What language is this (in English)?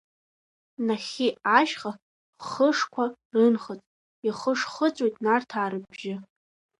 Abkhazian